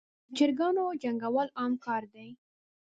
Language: Pashto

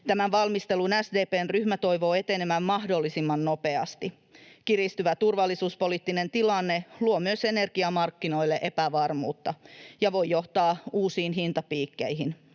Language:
Finnish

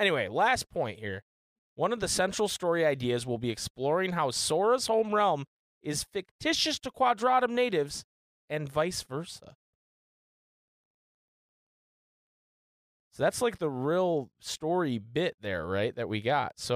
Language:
English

